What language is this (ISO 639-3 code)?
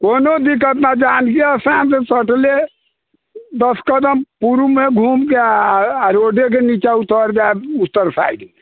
mai